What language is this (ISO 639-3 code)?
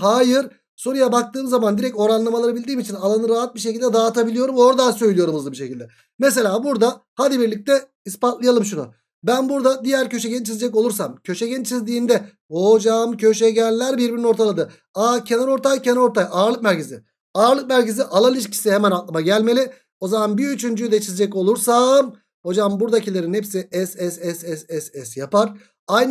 tur